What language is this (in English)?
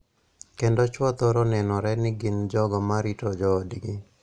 Luo (Kenya and Tanzania)